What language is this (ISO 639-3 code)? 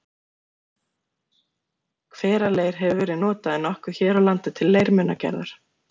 isl